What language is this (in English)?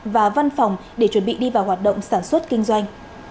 Vietnamese